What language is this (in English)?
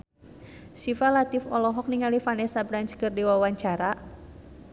Sundanese